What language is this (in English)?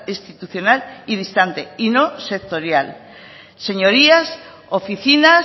Spanish